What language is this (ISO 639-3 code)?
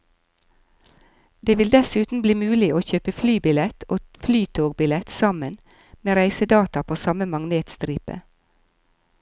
nor